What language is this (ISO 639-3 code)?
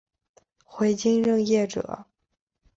zho